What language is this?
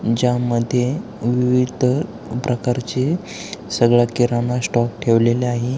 Marathi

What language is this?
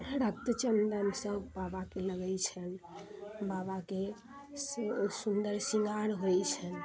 Maithili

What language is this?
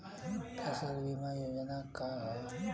Bhojpuri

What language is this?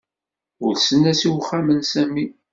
Kabyle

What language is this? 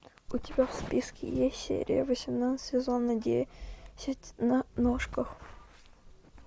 Russian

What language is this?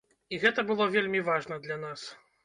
Belarusian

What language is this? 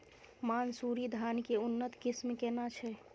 Maithili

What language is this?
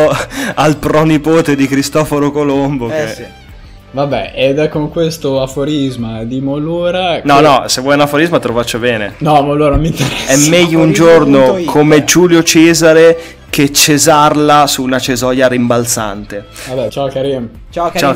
Italian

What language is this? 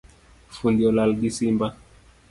Luo (Kenya and Tanzania)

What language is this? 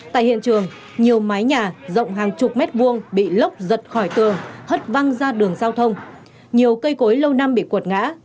Vietnamese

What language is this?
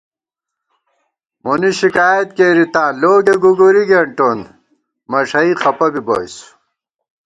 Gawar-Bati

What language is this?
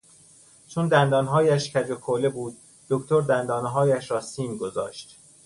Persian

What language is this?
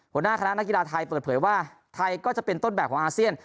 Thai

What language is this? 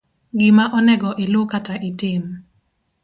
Luo (Kenya and Tanzania)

